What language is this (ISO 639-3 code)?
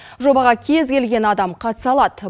kaz